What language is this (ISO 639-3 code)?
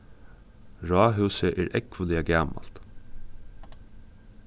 fao